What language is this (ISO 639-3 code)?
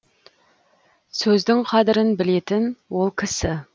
kaz